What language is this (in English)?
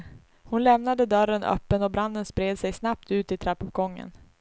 Swedish